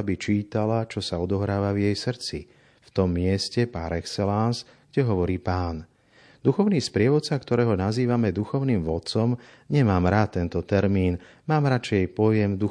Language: Slovak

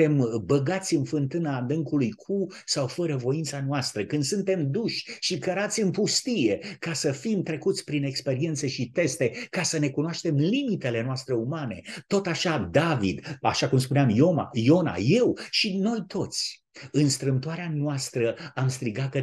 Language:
Romanian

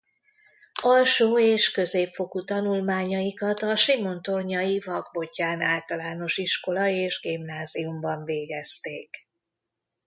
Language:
Hungarian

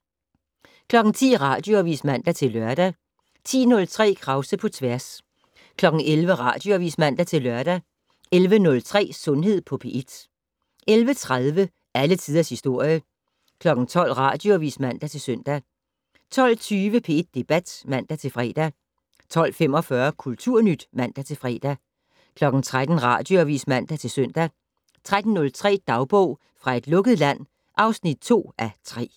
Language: Danish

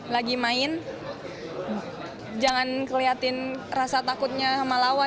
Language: Indonesian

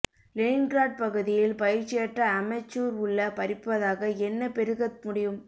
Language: Tamil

